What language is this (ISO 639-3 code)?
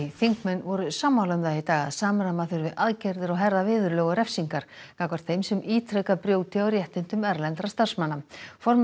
isl